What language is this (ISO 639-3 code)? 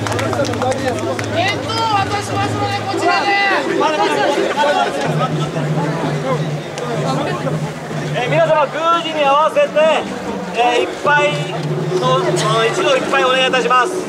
jpn